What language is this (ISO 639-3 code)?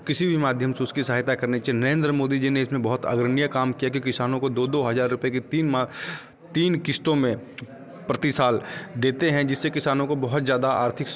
hin